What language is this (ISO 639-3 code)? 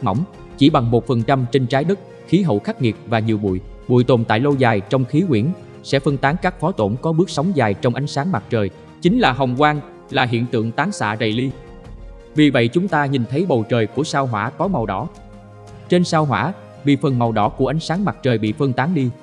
vie